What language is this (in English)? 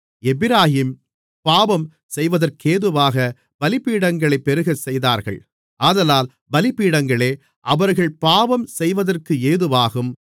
Tamil